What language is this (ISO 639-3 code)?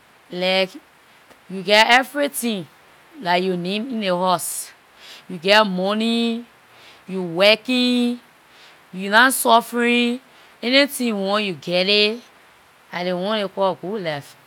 lir